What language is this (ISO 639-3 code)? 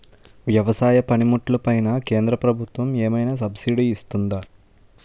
tel